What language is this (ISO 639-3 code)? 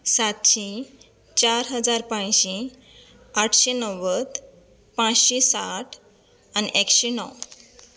kok